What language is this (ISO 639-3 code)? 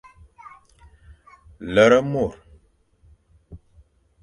fan